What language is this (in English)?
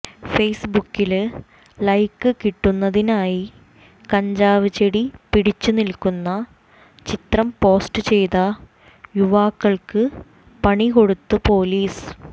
Malayalam